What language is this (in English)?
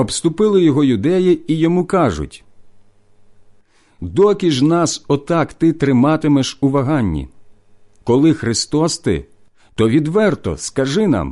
Ukrainian